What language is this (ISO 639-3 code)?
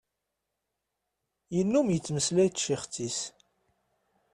kab